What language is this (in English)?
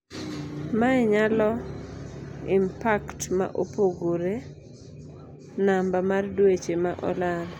Luo (Kenya and Tanzania)